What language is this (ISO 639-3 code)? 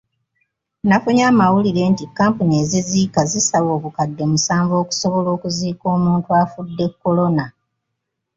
lug